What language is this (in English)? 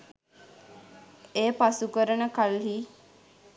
Sinhala